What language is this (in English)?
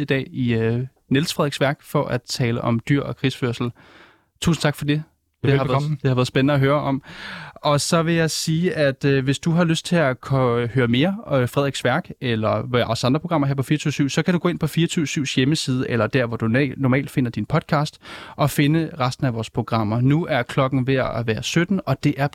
Danish